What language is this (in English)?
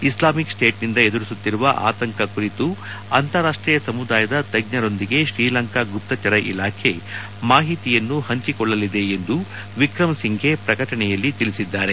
Kannada